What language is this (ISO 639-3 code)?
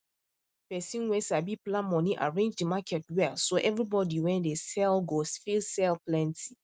pcm